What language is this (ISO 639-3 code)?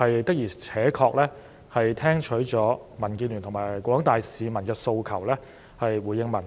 yue